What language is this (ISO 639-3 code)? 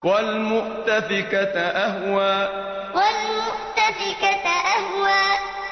ara